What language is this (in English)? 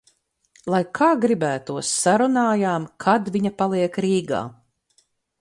Latvian